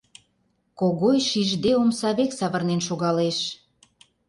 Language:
Mari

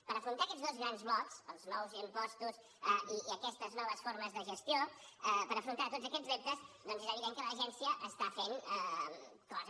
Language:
Catalan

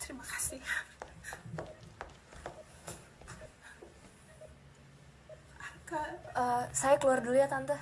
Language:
Indonesian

